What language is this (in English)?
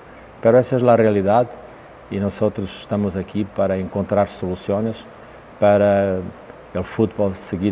Spanish